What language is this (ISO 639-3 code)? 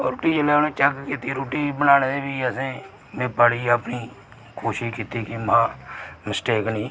doi